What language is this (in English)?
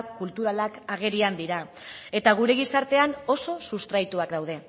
Basque